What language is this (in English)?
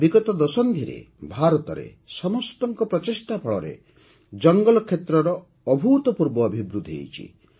Odia